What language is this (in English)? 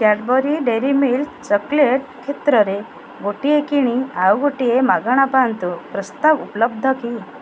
Odia